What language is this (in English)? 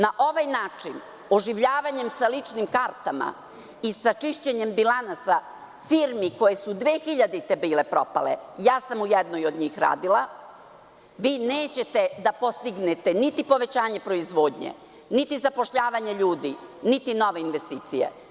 Serbian